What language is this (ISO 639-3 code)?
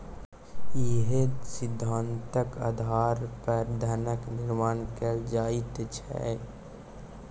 mai